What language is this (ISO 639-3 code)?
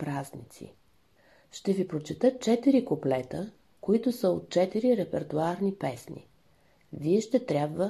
bul